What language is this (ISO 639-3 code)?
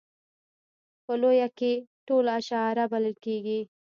pus